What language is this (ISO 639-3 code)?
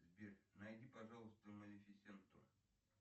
rus